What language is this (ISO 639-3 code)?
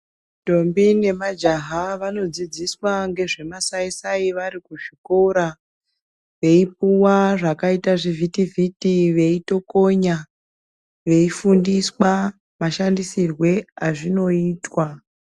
ndc